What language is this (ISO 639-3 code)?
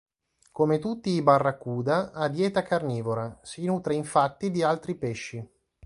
ita